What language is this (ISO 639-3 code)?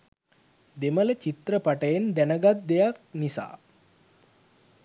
sin